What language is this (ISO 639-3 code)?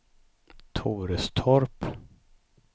swe